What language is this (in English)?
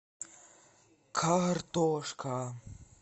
Russian